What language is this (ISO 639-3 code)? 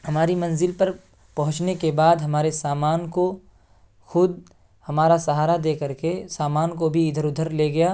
urd